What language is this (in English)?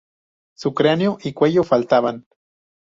Spanish